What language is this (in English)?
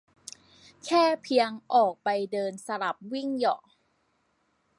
Thai